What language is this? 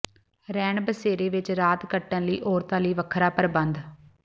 Punjabi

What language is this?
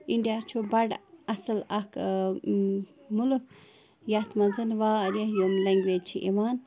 Kashmiri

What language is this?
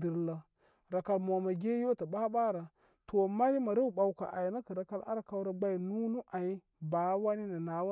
Koma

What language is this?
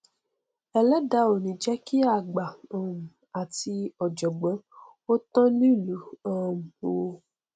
Yoruba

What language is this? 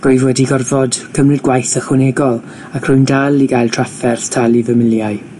Welsh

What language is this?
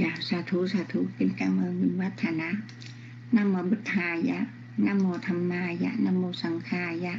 Vietnamese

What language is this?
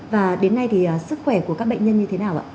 Vietnamese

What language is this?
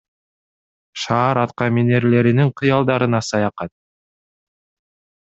Kyrgyz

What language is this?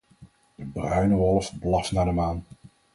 Dutch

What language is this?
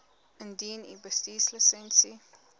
Afrikaans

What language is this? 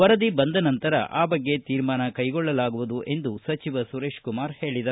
Kannada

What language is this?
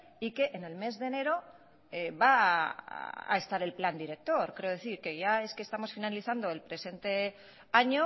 Spanish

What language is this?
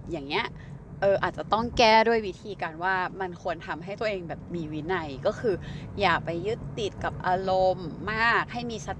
Thai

